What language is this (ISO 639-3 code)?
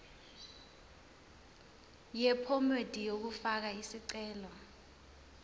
zul